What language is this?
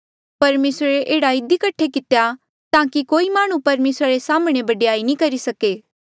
Mandeali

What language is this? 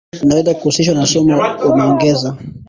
Swahili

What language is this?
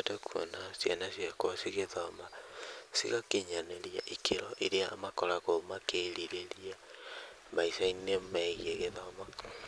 Kikuyu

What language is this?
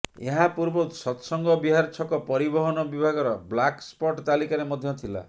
Odia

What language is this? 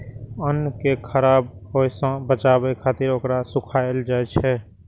Maithili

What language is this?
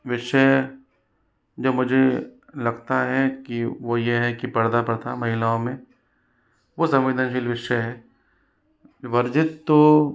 Hindi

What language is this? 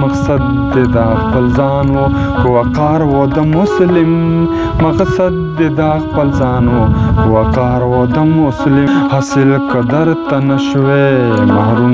Romanian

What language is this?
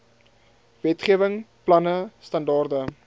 Afrikaans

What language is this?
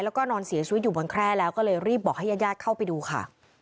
Thai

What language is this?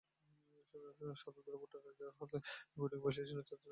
Bangla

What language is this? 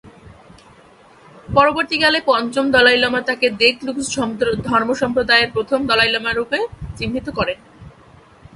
Bangla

